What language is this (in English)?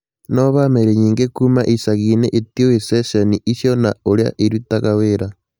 Kikuyu